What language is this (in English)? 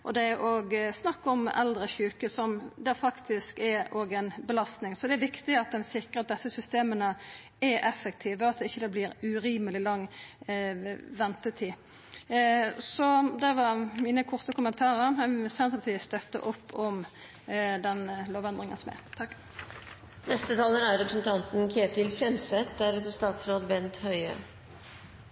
Norwegian